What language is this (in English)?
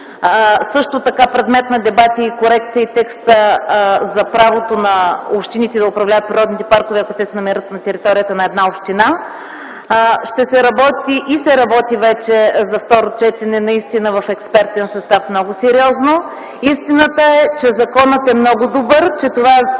Bulgarian